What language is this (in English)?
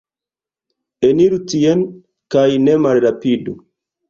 Esperanto